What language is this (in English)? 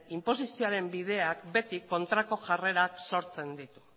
Basque